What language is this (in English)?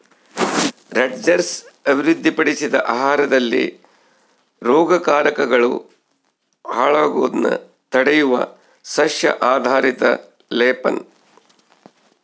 Kannada